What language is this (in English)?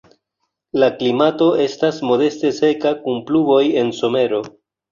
Esperanto